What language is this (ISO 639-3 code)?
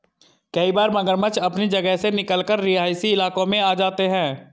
hin